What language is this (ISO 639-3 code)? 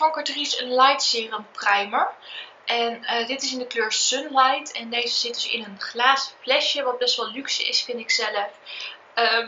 nld